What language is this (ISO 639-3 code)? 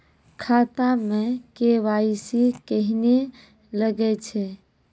mai